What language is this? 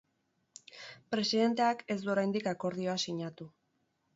Basque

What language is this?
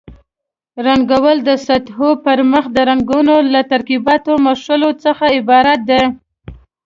Pashto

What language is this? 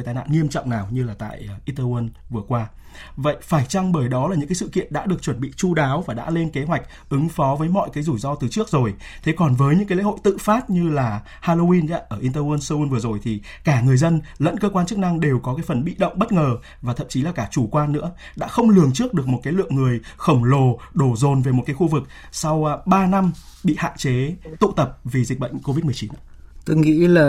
Vietnamese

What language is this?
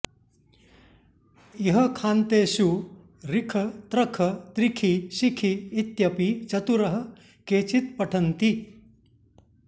Sanskrit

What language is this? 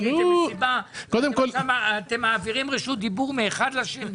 Hebrew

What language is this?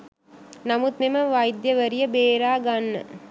Sinhala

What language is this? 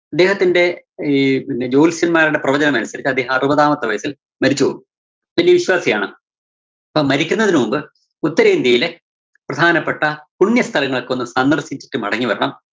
Malayalam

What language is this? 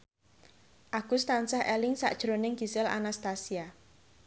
Javanese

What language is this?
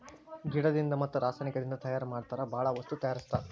Kannada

